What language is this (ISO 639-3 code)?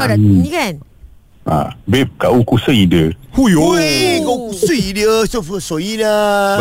msa